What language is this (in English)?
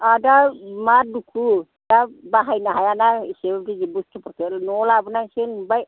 Bodo